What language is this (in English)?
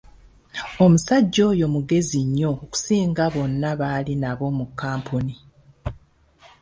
Ganda